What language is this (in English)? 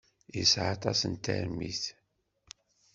Kabyle